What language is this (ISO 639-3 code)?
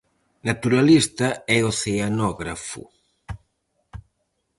glg